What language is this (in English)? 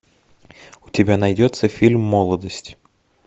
Russian